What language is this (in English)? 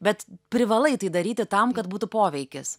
Lithuanian